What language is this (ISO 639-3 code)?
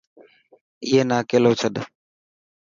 mki